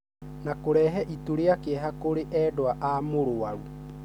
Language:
Kikuyu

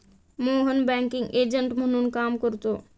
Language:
Marathi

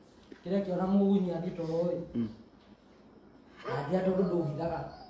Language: Italian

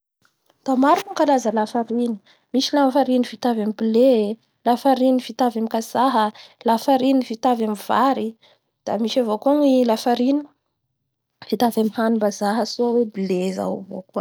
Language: Bara Malagasy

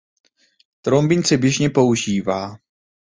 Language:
Czech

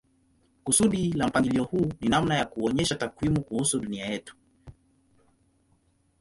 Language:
Swahili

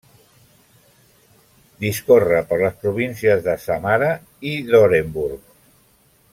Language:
Catalan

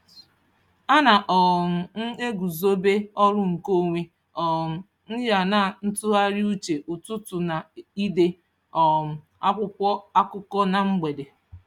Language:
Igbo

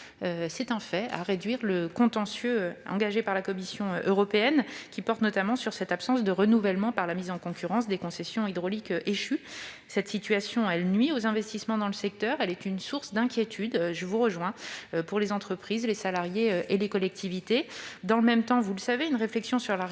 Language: French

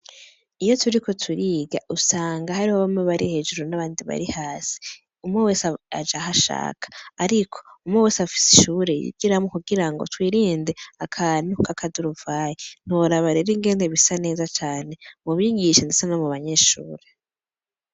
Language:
Rundi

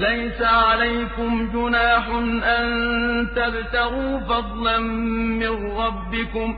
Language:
Arabic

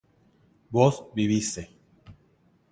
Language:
Spanish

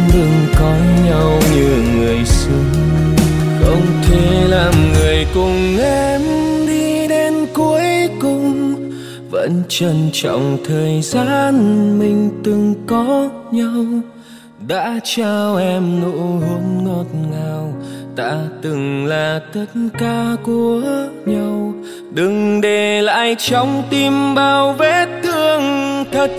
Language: Vietnamese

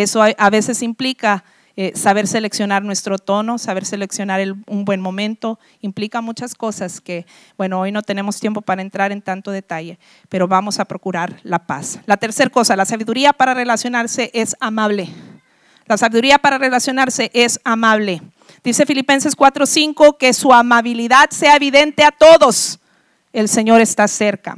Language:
Spanish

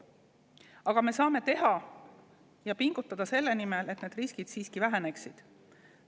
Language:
Estonian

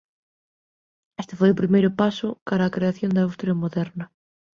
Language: Galician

